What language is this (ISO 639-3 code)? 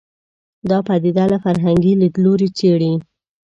pus